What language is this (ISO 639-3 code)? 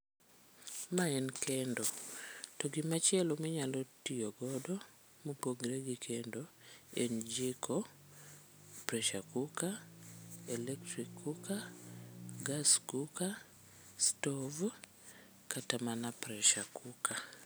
luo